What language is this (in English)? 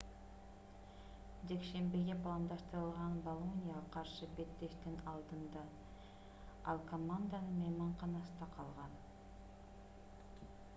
Kyrgyz